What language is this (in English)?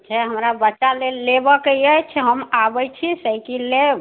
Maithili